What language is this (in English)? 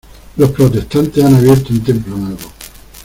Spanish